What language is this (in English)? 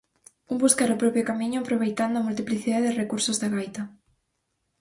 Galician